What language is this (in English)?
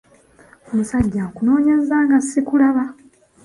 Ganda